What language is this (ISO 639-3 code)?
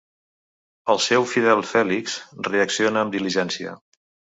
cat